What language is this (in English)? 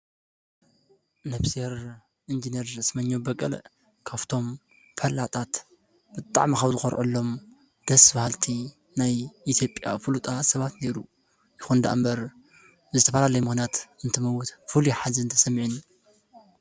Tigrinya